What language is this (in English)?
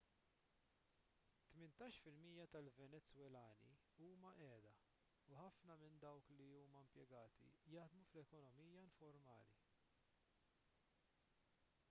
Maltese